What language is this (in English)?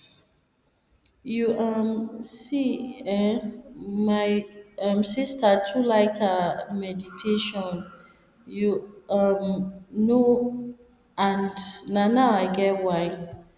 Nigerian Pidgin